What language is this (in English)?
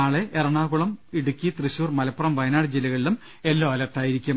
Malayalam